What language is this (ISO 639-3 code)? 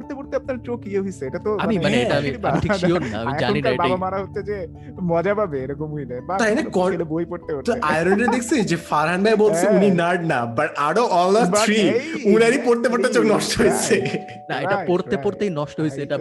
ben